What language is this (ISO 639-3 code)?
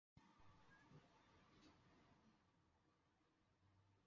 zho